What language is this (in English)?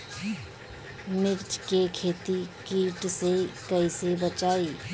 Bhojpuri